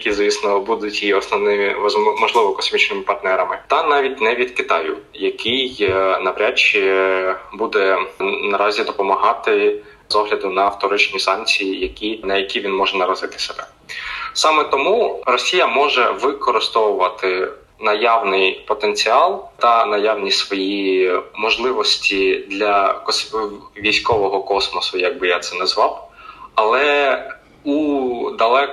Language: Ukrainian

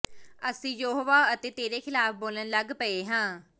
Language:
Punjabi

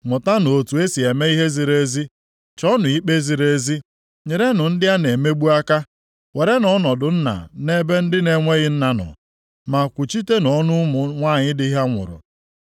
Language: Igbo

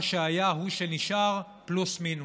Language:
Hebrew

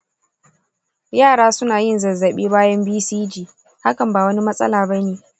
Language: Hausa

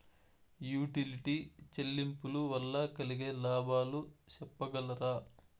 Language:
Telugu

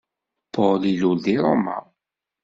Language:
Kabyle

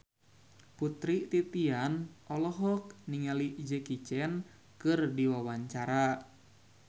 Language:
Sundanese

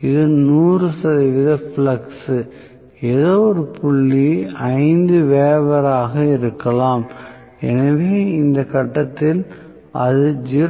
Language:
Tamil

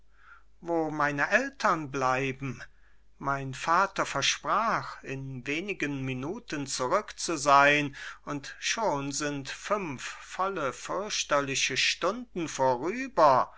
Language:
German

